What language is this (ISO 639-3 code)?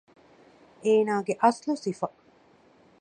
div